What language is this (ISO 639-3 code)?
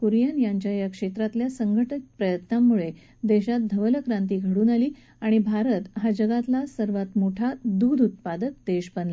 mar